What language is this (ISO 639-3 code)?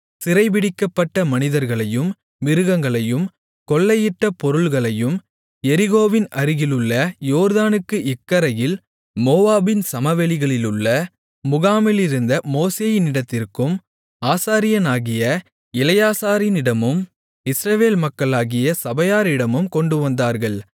tam